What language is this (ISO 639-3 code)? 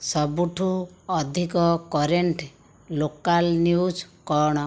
ori